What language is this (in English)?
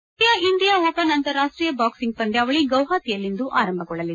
Kannada